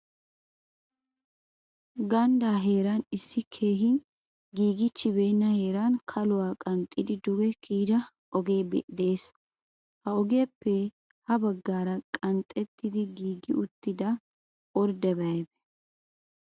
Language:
Wolaytta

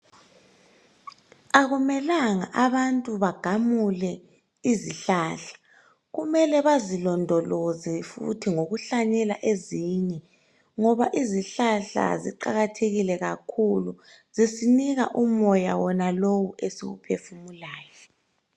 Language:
North Ndebele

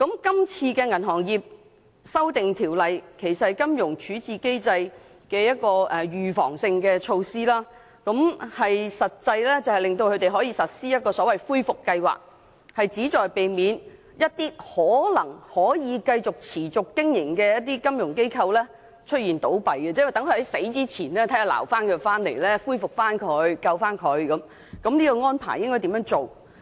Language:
Cantonese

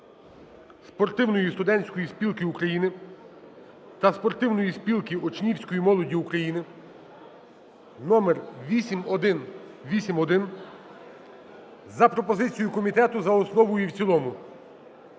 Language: Ukrainian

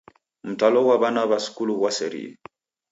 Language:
Taita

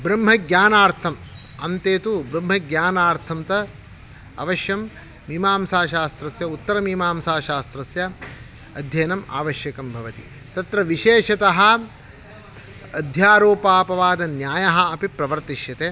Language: Sanskrit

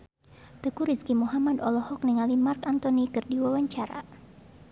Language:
Sundanese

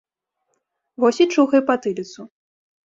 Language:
Belarusian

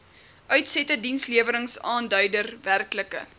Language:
Afrikaans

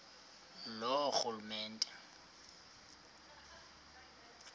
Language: Xhosa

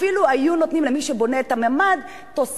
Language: Hebrew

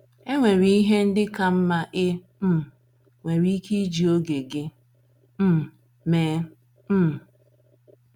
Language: Igbo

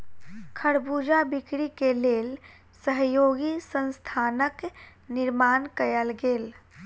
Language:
Maithili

